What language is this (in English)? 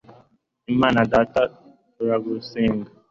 Kinyarwanda